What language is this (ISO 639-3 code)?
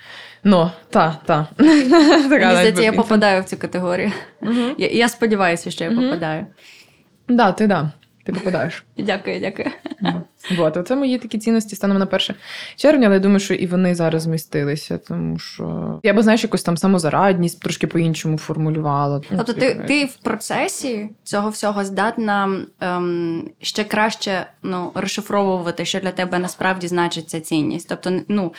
ukr